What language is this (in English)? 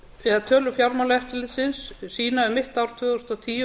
Icelandic